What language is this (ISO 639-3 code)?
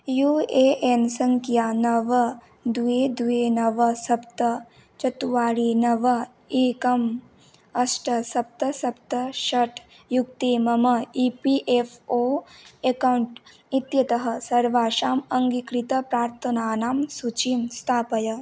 san